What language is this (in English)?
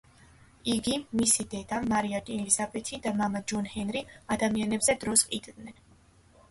Georgian